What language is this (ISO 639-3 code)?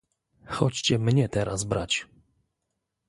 pol